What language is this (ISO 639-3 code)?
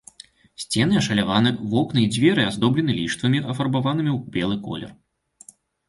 bel